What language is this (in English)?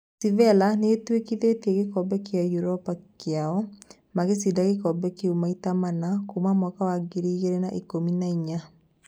Kikuyu